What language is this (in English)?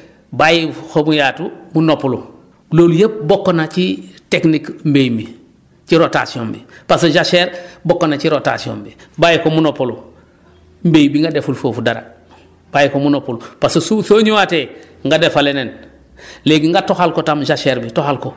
Wolof